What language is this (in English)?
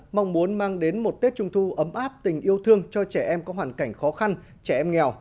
Vietnamese